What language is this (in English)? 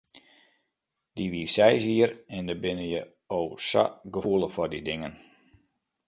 Western Frisian